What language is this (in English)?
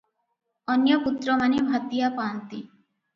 Odia